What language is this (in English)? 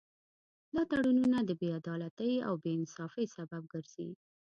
Pashto